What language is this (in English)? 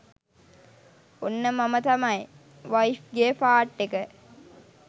Sinhala